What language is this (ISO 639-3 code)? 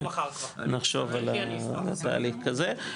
heb